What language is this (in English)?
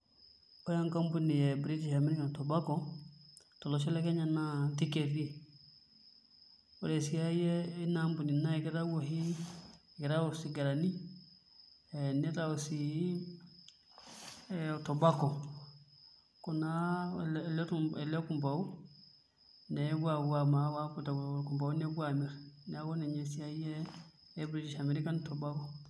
Masai